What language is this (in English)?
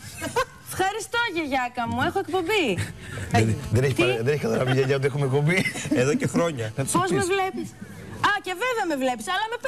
Greek